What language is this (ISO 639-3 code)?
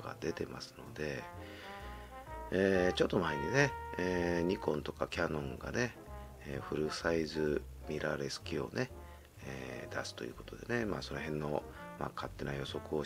jpn